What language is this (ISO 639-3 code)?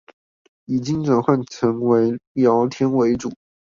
zho